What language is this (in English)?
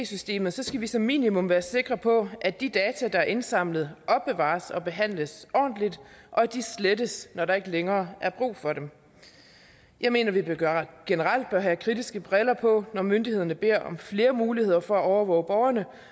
Danish